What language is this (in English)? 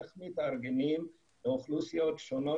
Hebrew